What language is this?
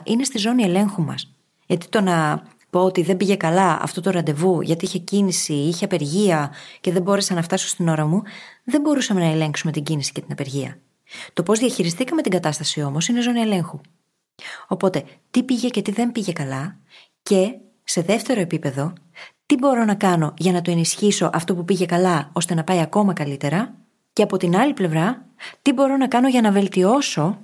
Greek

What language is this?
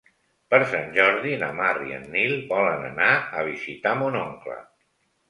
Catalan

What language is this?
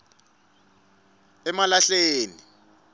Swati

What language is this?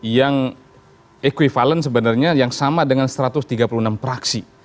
Indonesian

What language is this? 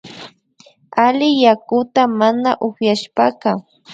Imbabura Highland Quichua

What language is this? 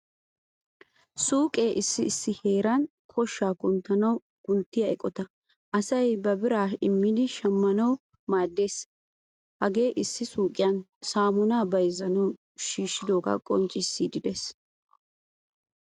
Wolaytta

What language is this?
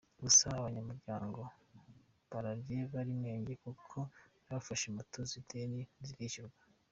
Kinyarwanda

